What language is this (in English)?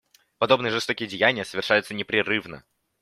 Russian